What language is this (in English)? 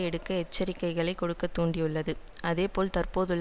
Tamil